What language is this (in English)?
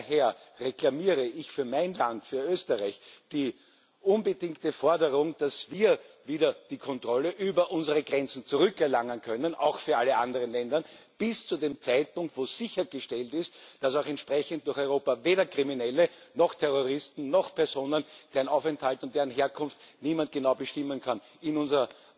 German